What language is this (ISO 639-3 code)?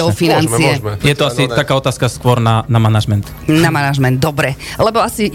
slk